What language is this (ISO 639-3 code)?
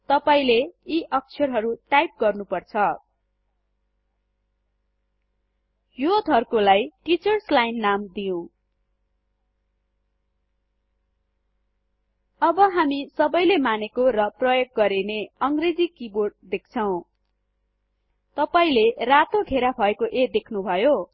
nep